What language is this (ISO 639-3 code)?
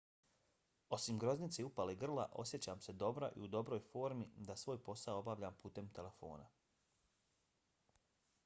bos